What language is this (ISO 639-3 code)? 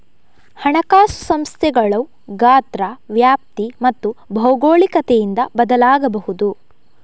kan